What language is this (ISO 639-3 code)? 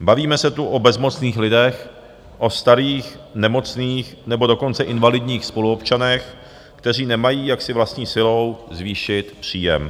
ces